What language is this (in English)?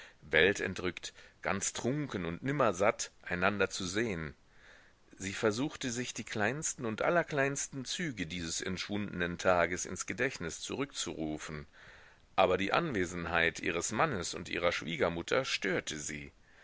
German